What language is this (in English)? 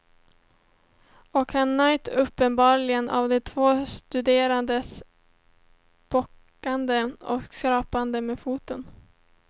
Swedish